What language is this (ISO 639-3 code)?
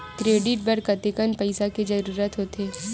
hne